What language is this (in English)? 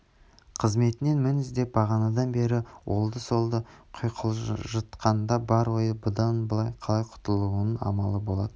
Kazakh